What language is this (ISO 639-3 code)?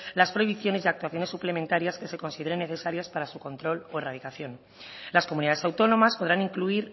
spa